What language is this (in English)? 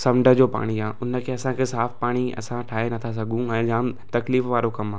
Sindhi